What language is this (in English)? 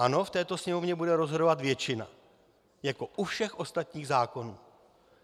Czech